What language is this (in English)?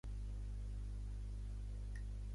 Catalan